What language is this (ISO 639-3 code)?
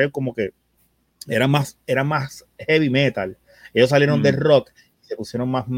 spa